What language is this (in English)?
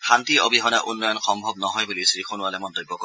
Assamese